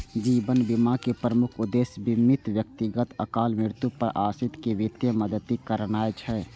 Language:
Maithili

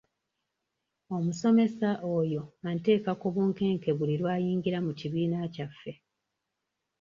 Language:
Ganda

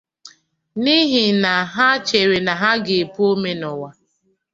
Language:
Igbo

